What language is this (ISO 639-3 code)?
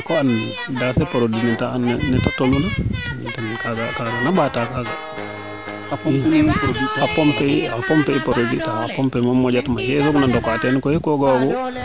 srr